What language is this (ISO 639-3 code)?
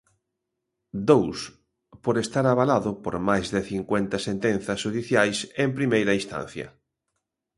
glg